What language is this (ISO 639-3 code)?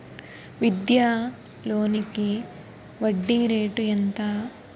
tel